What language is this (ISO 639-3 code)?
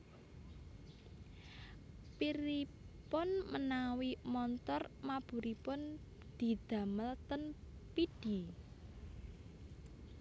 jav